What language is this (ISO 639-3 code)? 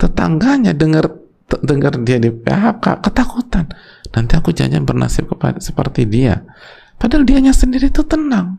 ind